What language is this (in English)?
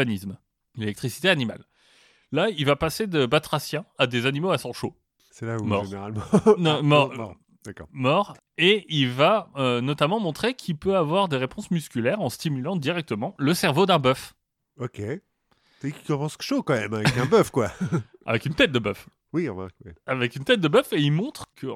French